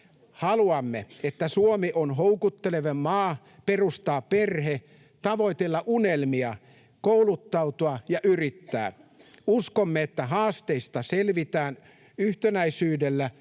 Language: Finnish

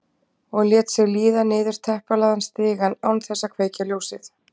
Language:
Icelandic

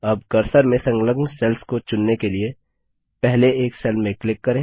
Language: Hindi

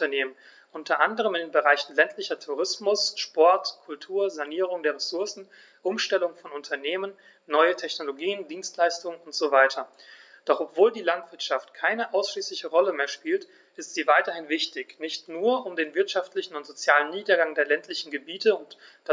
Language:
German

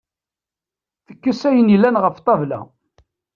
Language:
Kabyle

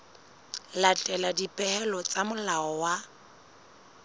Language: Southern Sotho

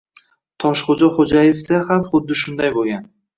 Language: Uzbek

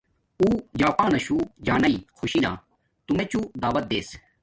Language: Domaaki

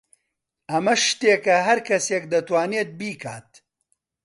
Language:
Central Kurdish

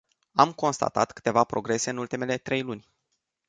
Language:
Romanian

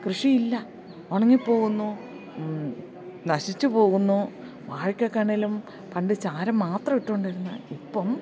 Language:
Malayalam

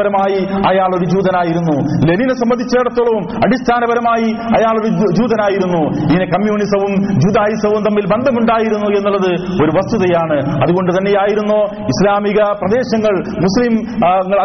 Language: Malayalam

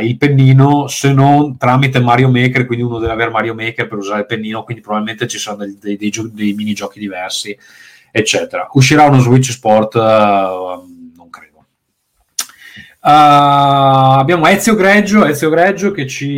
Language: Italian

